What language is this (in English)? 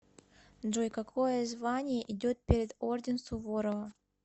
Russian